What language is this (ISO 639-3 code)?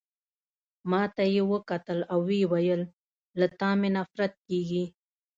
pus